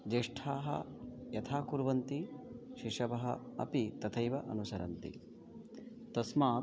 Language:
Sanskrit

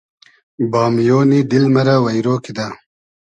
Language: Hazaragi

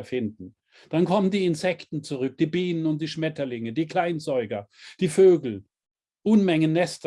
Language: German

